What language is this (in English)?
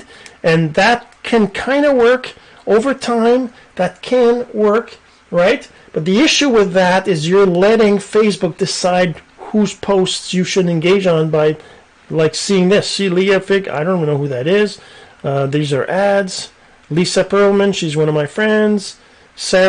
English